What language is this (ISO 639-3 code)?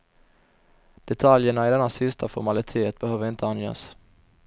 swe